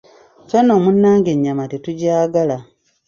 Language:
Ganda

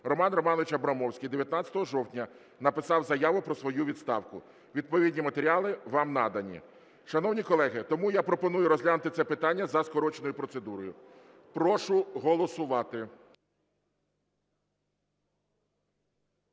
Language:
Ukrainian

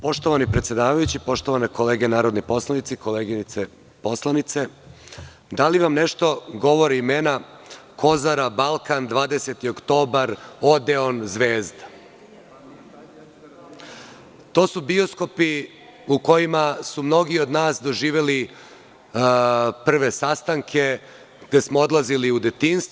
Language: Serbian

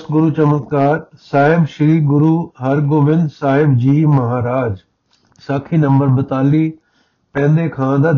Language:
Punjabi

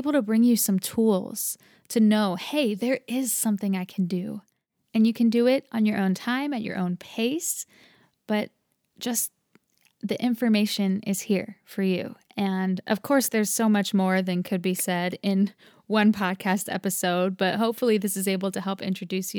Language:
English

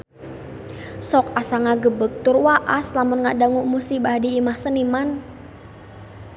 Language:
Sundanese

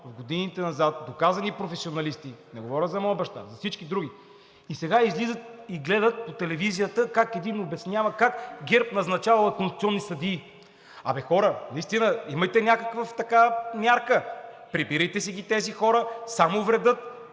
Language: Bulgarian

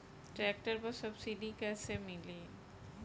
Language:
Bhojpuri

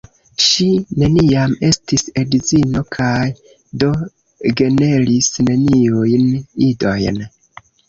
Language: Esperanto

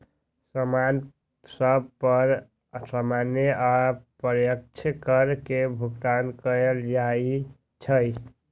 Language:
Magahi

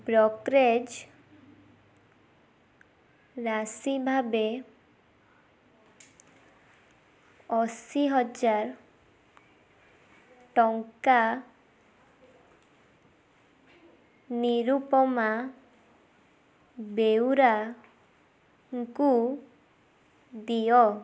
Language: Odia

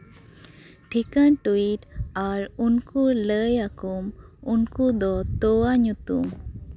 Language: Santali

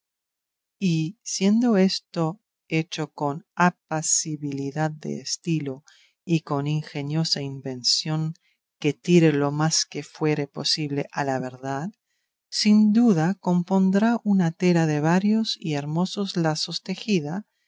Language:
Spanish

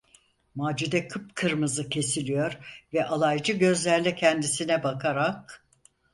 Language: Turkish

